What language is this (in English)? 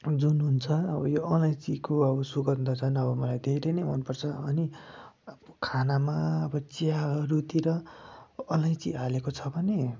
Nepali